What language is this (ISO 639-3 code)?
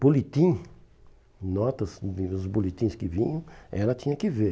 por